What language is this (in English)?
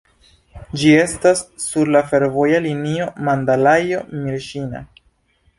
Esperanto